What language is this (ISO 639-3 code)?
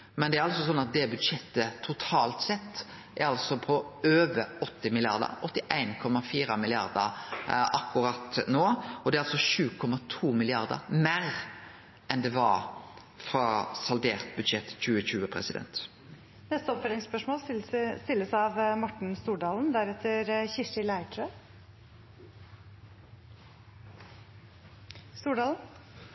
nor